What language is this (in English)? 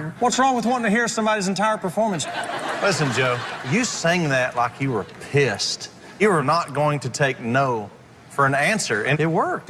English